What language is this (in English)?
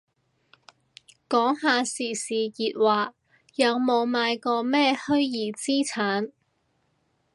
Cantonese